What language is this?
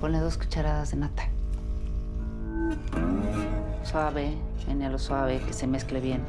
Spanish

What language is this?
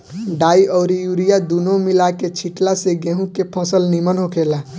Bhojpuri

